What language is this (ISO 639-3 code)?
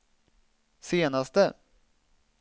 swe